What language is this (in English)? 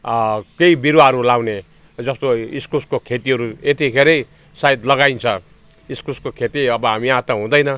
Nepali